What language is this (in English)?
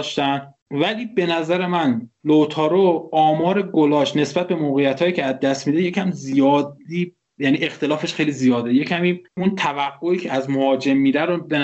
Persian